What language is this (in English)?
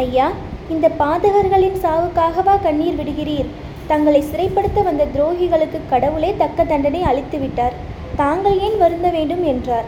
Tamil